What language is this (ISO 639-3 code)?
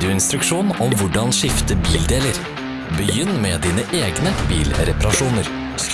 nor